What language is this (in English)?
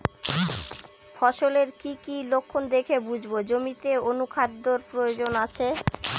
Bangla